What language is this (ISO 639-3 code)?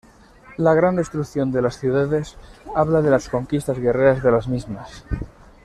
spa